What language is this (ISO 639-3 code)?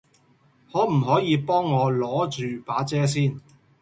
yue